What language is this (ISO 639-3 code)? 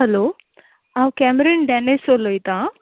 kok